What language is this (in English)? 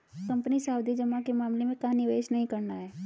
Hindi